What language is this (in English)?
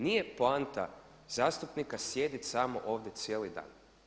Croatian